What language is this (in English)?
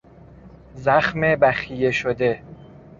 Persian